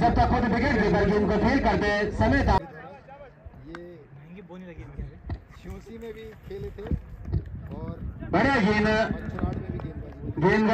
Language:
Hindi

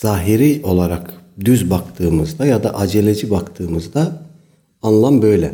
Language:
Turkish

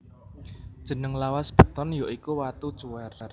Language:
Javanese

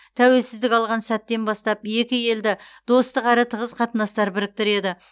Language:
Kazakh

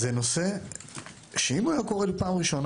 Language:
Hebrew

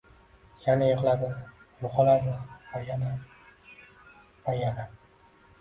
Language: Uzbek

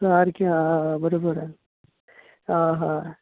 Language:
Konkani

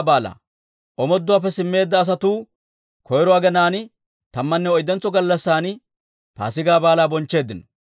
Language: Dawro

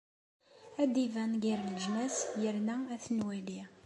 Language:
Kabyle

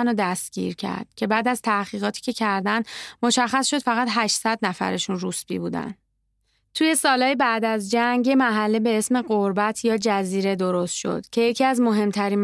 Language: Persian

